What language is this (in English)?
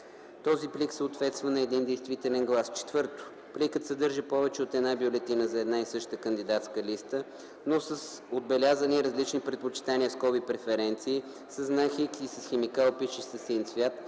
Bulgarian